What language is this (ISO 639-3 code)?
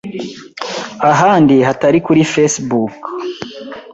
kin